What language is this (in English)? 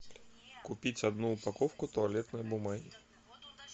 Russian